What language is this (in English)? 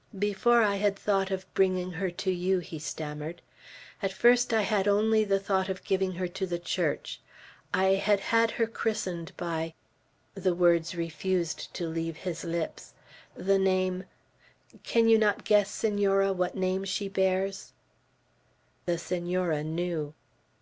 English